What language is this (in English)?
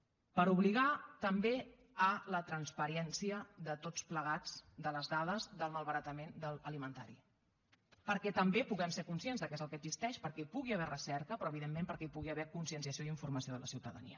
Catalan